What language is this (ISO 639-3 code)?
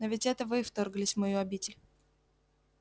rus